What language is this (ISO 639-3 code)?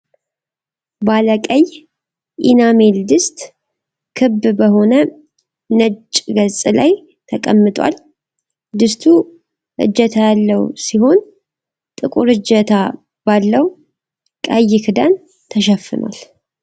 amh